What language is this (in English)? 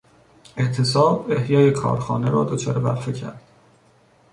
Persian